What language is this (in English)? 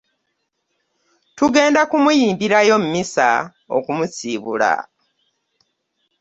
Ganda